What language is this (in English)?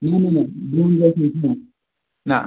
Kashmiri